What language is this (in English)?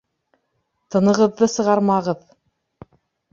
Bashkir